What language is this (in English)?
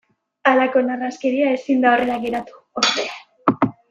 Basque